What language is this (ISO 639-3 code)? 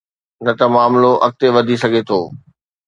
snd